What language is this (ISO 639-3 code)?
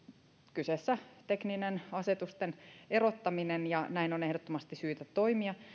fin